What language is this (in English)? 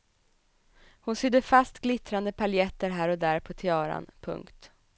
Swedish